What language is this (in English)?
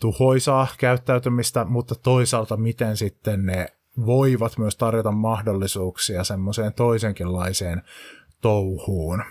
Finnish